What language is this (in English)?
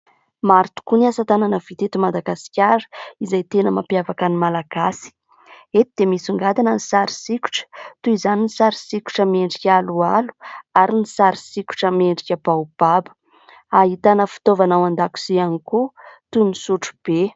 Malagasy